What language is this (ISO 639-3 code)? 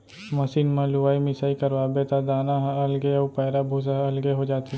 hne